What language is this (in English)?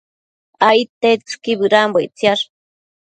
Matsés